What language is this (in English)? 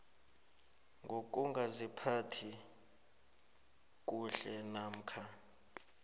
South Ndebele